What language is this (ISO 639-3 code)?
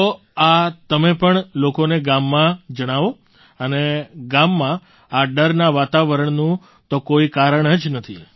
guj